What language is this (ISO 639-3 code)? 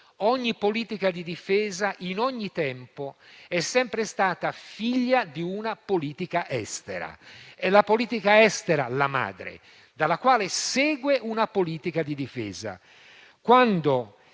ita